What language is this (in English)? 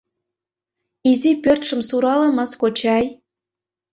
Mari